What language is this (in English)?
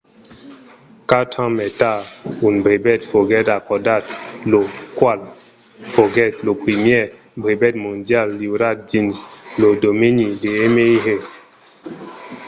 Occitan